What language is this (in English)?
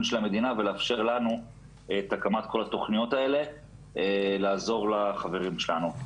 Hebrew